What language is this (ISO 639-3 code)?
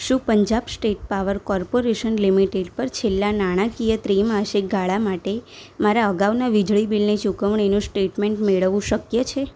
guj